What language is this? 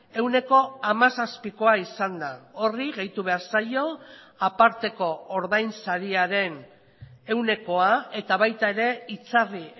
Basque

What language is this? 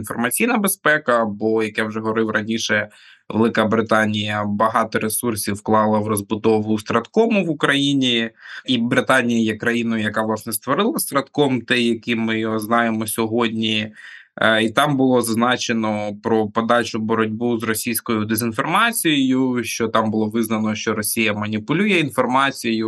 Ukrainian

